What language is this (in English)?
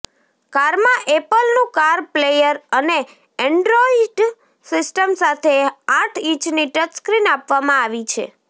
Gujarati